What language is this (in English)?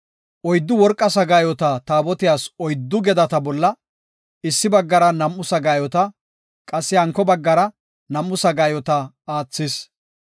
Gofa